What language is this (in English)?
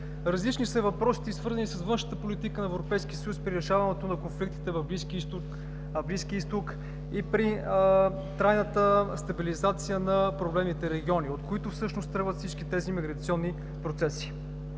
Bulgarian